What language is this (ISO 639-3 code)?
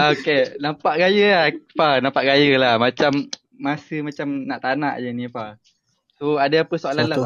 msa